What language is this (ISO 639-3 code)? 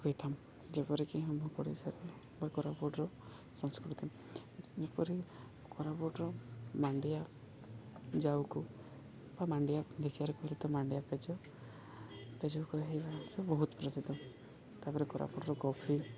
ori